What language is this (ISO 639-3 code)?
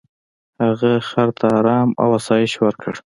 pus